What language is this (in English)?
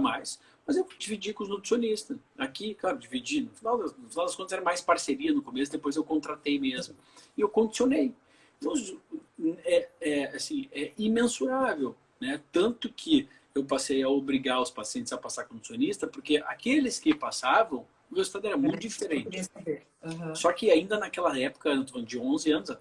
Portuguese